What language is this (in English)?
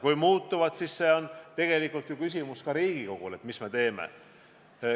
Estonian